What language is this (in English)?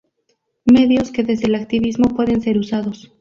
Spanish